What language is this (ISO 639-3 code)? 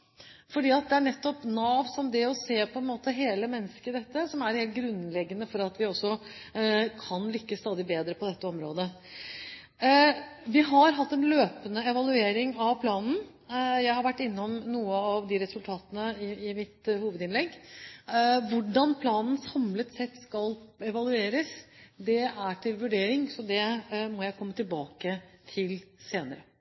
nob